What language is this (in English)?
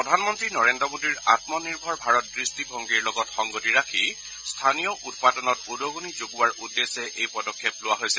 Assamese